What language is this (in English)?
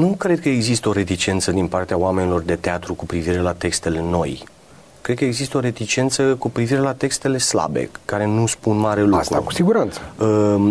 Romanian